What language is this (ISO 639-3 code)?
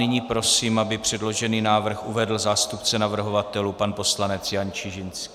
ces